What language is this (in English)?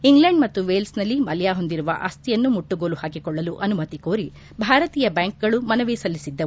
Kannada